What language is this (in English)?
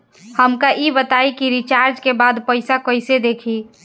Bhojpuri